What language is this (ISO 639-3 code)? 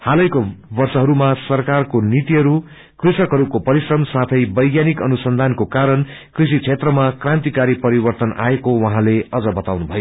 nep